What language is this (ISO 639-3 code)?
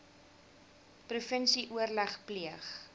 afr